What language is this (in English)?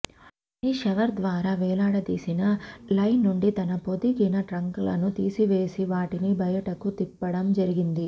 Telugu